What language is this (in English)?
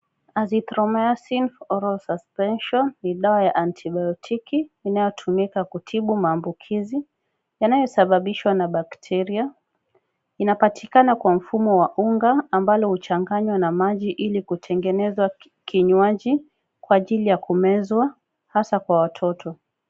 Swahili